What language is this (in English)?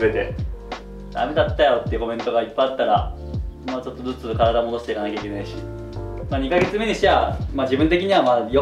Japanese